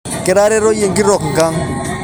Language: Masai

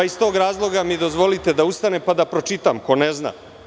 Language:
Serbian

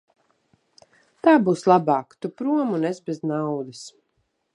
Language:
Latvian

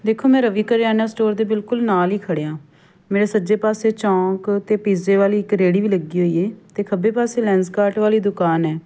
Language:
Punjabi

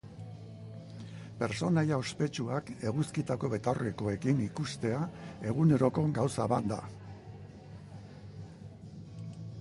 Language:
Basque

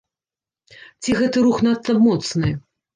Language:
Belarusian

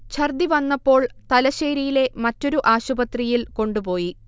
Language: Malayalam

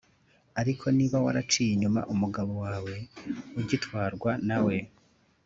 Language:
Kinyarwanda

